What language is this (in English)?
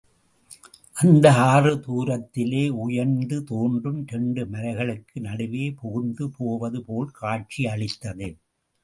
Tamil